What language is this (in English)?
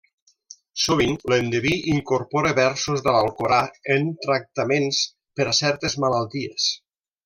Catalan